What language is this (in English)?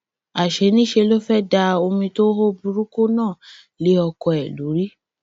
Yoruba